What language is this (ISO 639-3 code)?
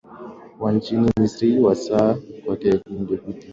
swa